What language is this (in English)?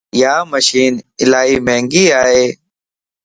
Lasi